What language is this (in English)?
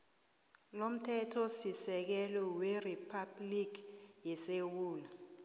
South Ndebele